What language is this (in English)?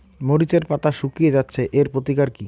Bangla